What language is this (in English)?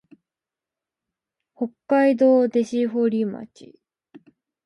Japanese